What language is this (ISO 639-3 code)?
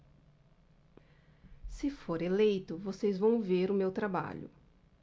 por